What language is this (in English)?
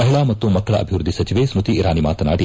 Kannada